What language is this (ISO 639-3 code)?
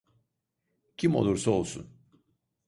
tur